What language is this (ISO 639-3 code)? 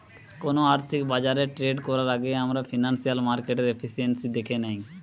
ben